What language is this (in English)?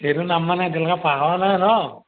Assamese